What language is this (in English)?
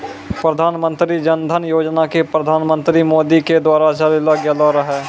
Maithili